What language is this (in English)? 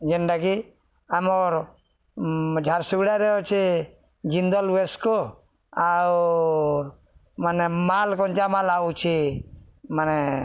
Odia